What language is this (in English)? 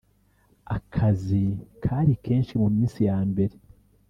Kinyarwanda